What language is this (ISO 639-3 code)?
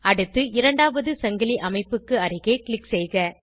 tam